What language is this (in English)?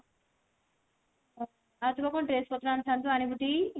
Odia